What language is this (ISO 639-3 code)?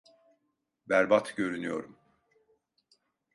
tur